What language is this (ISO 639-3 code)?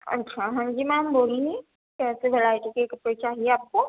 urd